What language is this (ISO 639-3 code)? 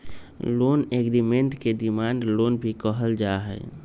mag